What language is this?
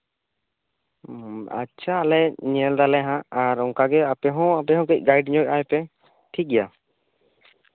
Santali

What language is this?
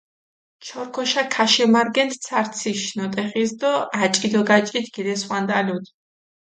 Mingrelian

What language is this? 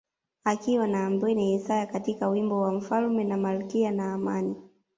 Swahili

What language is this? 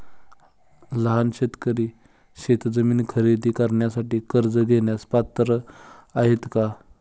Marathi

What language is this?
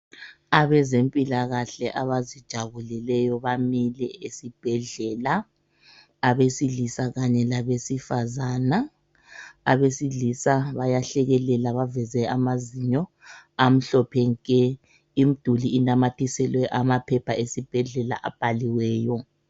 North Ndebele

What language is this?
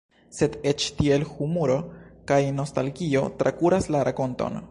Esperanto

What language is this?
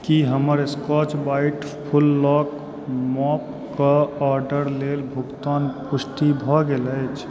Maithili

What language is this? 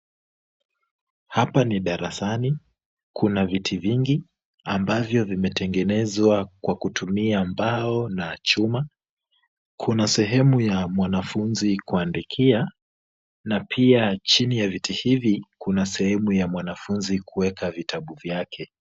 Swahili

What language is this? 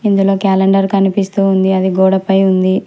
Telugu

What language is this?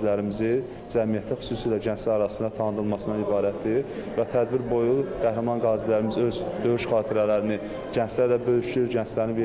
Turkish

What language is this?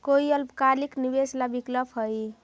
Magahi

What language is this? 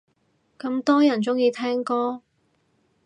Cantonese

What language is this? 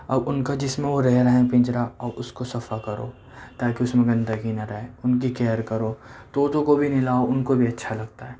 Urdu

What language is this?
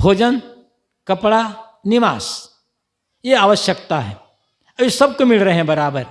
Hindi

